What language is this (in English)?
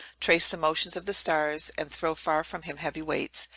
English